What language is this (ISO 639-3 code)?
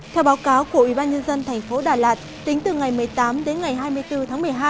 vie